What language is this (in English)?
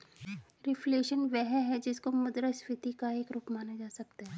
Hindi